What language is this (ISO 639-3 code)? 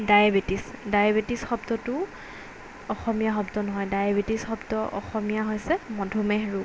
asm